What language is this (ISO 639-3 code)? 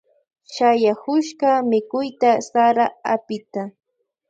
qvj